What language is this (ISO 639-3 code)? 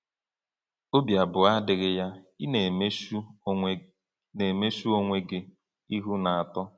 ibo